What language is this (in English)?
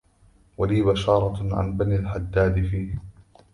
Arabic